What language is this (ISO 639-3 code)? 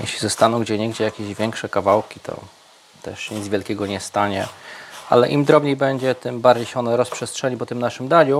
pol